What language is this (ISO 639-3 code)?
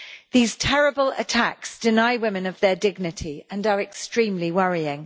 eng